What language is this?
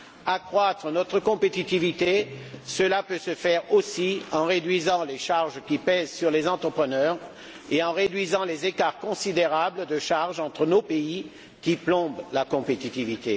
French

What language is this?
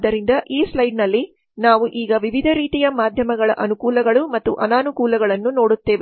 Kannada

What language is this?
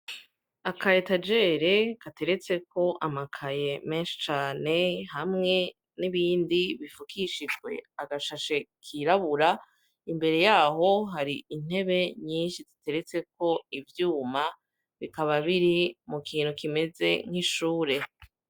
Rundi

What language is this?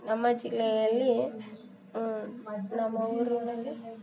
Kannada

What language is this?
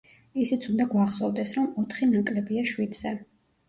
Georgian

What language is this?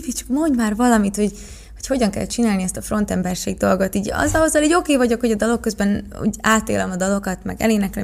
Hungarian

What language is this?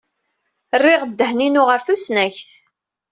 Kabyle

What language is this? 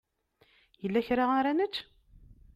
Kabyle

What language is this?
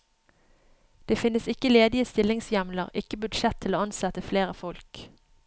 Norwegian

